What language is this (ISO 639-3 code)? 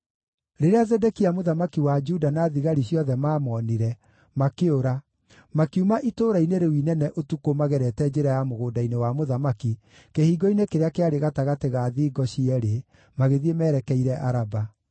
kik